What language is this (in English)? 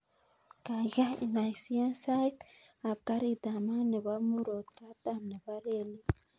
Kalenjin